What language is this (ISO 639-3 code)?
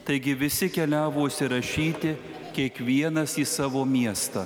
lit